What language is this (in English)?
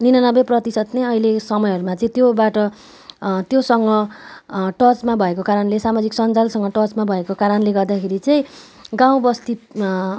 Nepali